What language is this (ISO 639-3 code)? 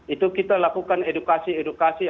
ind